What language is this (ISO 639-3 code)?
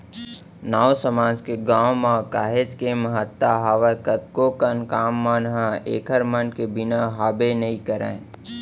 hne